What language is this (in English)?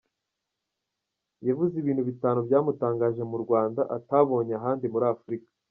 Kinyarwanda